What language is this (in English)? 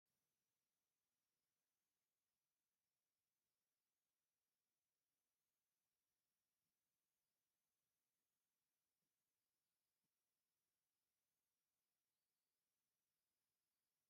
Tigrinya